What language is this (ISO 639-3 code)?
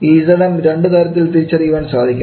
mal